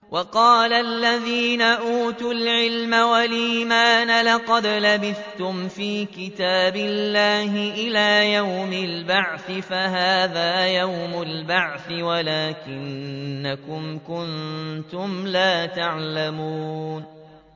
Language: Arabic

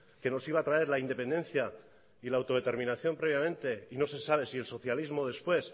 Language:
Spanish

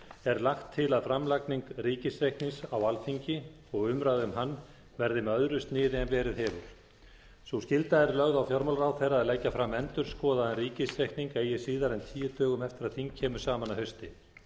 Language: Icelandic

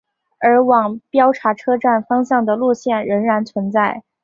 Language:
Chinese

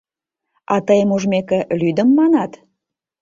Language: Mari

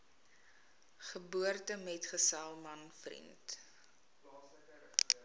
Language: Afrikaans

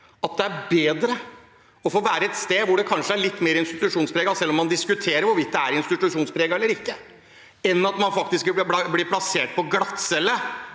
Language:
Norwegian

